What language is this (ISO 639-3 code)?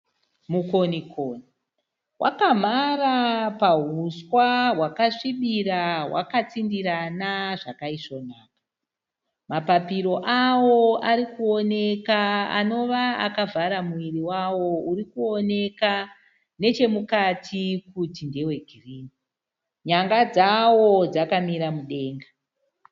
sna